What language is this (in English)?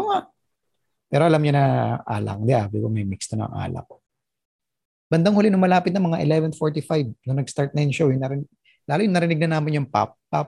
Filipino